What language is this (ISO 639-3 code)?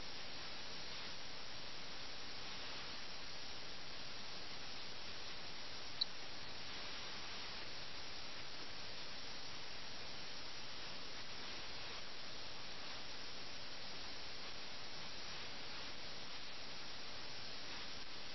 mal